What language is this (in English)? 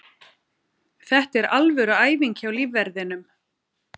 Icelandic